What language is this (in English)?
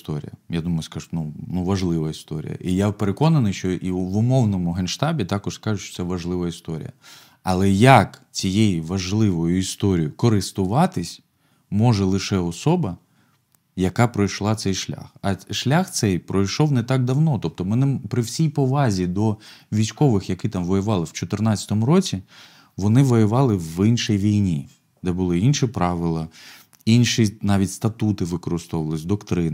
Ukrainian